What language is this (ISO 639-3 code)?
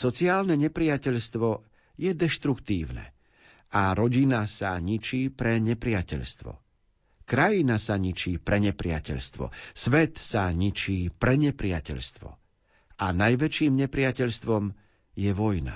slk